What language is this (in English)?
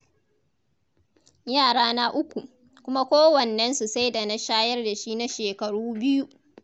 Hausa